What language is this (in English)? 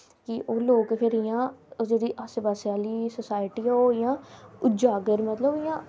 Dogri